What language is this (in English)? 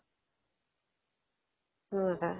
Assamese